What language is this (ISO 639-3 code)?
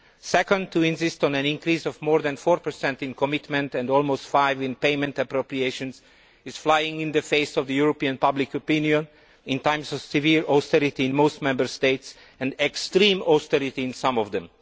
eng